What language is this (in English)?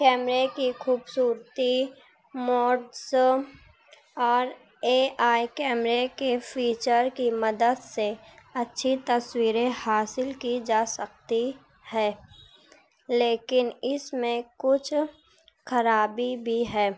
Urdu